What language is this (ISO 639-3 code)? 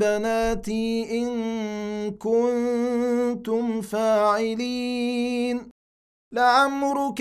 ara